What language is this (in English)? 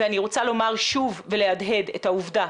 Hebrew